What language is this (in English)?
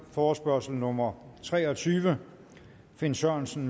Danish